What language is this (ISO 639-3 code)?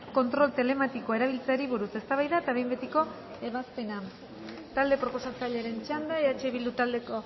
eus